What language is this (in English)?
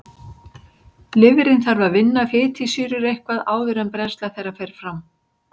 Icelandic